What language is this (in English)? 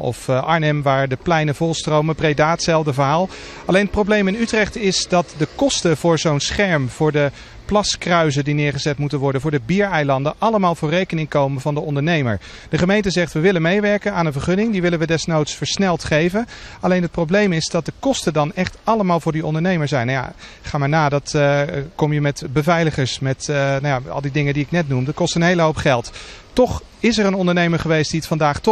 Dutch